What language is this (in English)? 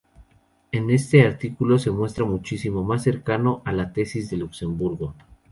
Spanish